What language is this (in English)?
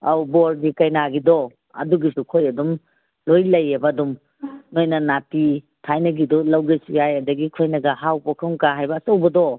Manipuri